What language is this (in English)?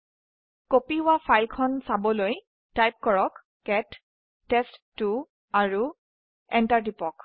Assamese